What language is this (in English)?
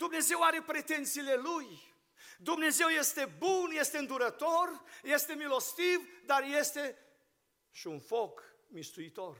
Romanian